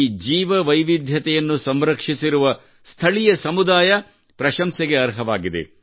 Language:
Kannada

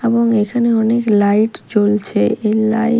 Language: Bangla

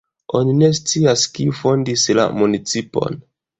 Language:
Esperanto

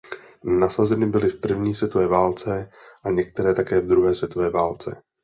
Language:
Czech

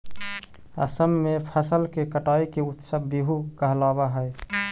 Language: Magahi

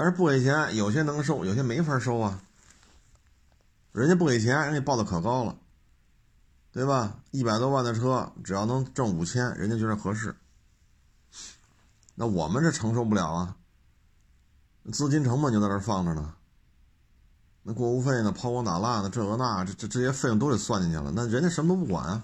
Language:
Chinese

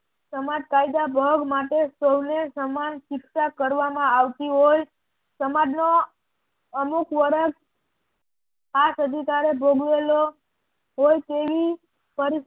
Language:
Gujarati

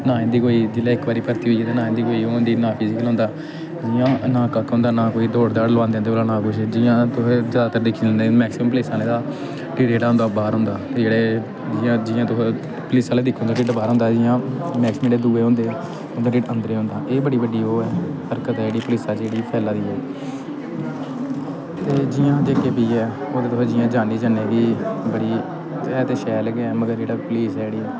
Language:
Dogri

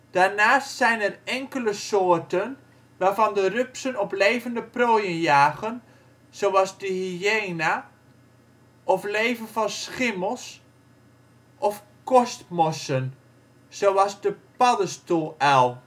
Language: Dutch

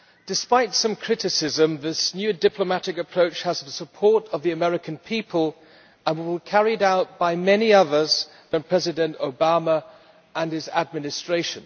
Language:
English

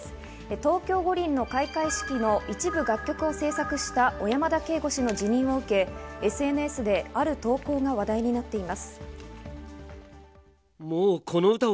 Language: Japanese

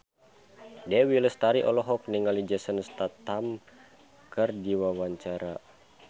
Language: Sundanese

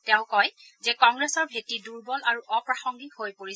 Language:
Assamese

